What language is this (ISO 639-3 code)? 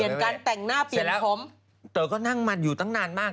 tha